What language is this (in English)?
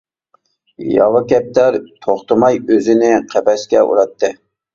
Uyghur